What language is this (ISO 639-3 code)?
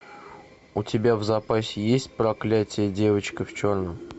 rus